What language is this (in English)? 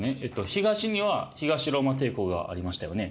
Japanese